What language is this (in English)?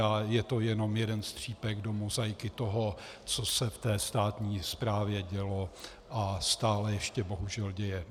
Czech